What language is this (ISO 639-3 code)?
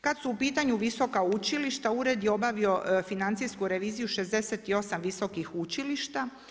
hrv